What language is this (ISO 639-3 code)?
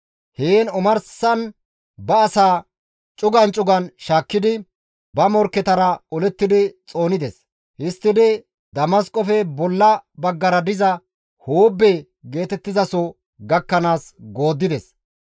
gmv